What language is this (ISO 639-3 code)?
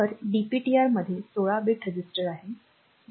mar